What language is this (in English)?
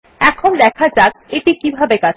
Bangla